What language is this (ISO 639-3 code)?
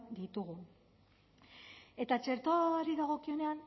eus